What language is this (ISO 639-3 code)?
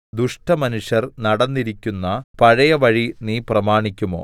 mal